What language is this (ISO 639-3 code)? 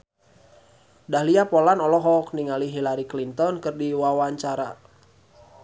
sun